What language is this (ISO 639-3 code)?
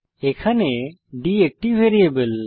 ben